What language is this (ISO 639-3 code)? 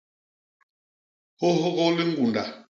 bas